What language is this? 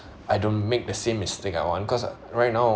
English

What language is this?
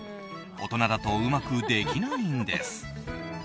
Japanese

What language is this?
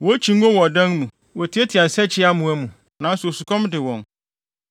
Akan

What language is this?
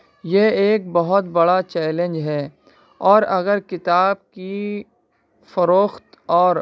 Urdu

